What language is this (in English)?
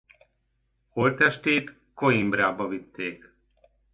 Hungarian